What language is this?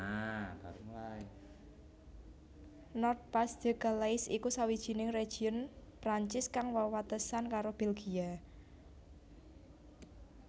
Javanese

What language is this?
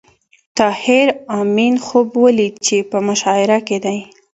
Pashto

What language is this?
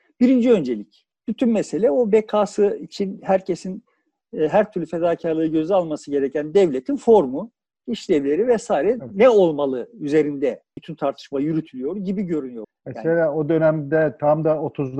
Turkish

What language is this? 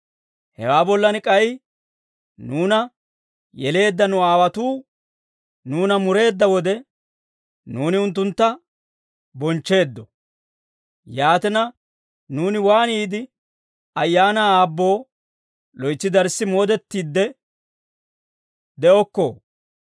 Dawro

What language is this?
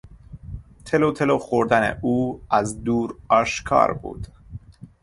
Persian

